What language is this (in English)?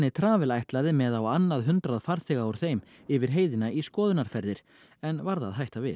Icelandic